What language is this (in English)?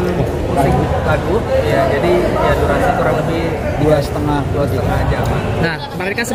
Indonesian